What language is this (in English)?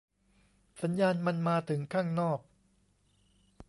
Thai